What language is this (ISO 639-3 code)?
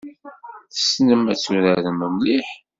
kab